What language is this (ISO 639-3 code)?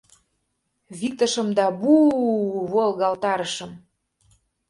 chm